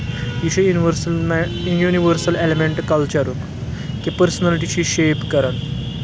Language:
Kashmiri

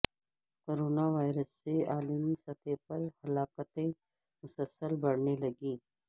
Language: Urdu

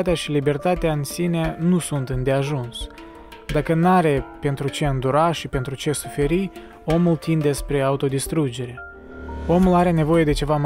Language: Romanian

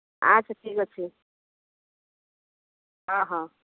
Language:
Odia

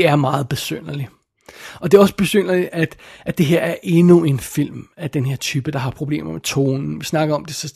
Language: Danish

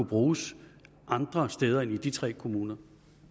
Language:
Danish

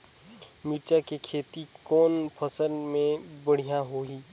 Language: Chhattisgarhi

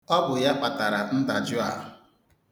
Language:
Igbo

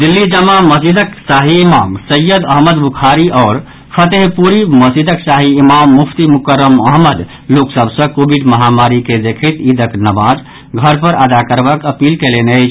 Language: Maithili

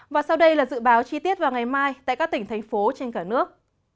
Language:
Vietnamese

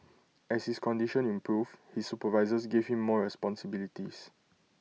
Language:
English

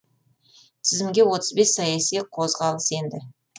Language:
Kazakh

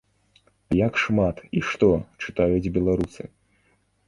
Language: Belarusian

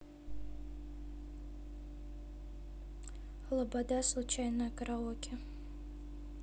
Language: Russian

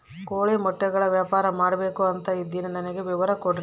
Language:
Kannada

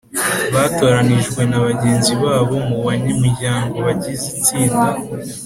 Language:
Kinyarwanda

